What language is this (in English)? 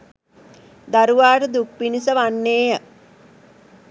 Sinhala